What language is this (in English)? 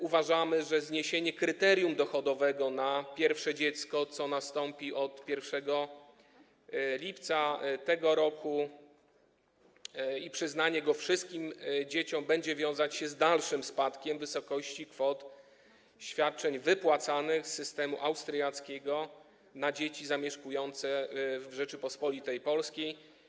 Polish